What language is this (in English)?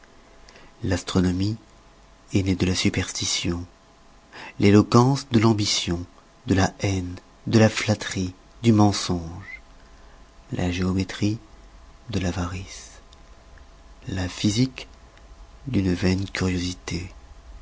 French